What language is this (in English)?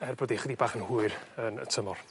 Welsh